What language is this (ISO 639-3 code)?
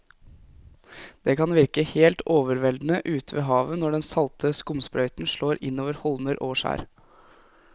nor